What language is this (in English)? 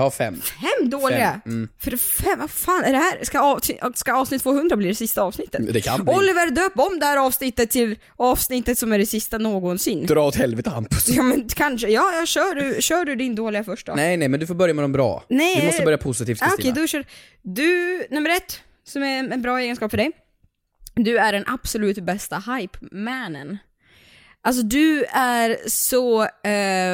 Swedish